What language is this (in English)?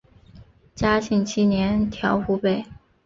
Chinese